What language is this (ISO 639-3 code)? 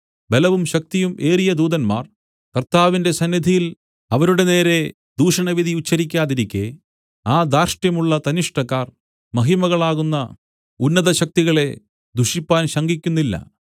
mal